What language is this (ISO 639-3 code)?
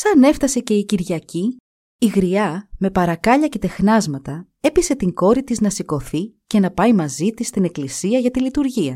ell